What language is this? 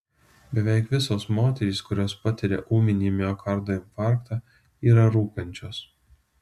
Lithuanian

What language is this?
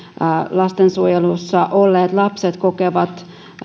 Finnish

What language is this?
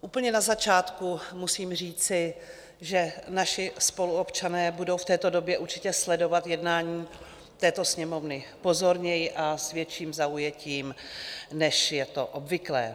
Czech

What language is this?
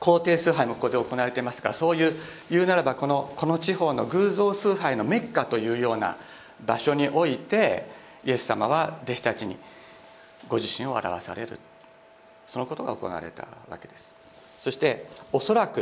Japanese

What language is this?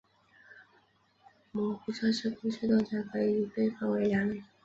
Chinese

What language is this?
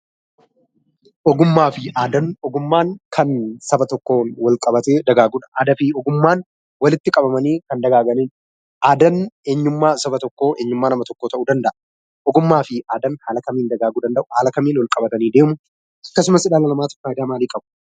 Oromo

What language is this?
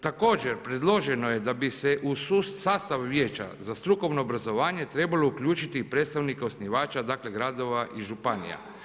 Croatian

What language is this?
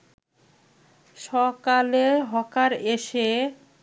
Bangla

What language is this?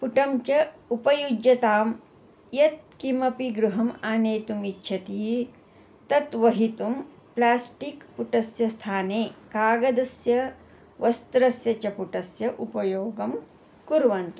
Sanskrit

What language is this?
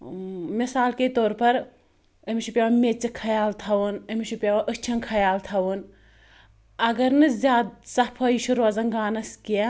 Kashmiri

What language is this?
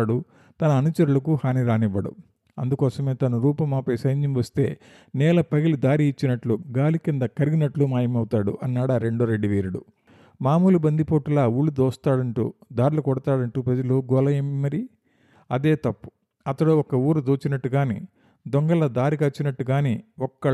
Telugu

